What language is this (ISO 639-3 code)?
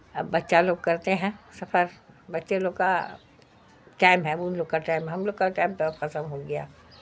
urd